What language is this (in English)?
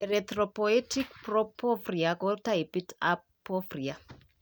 Kalenjin